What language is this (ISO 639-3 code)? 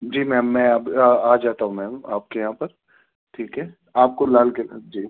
urd